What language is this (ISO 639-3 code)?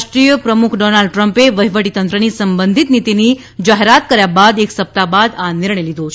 guj